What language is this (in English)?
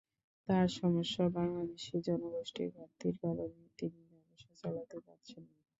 Bangla